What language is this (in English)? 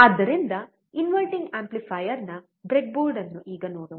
Kannada